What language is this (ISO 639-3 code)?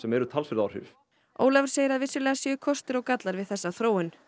isl